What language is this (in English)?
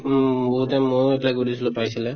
Assamese